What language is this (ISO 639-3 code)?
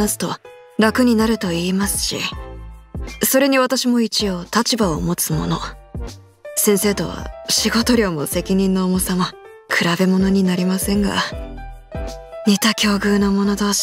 jpn